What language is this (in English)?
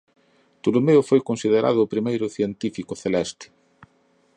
Galician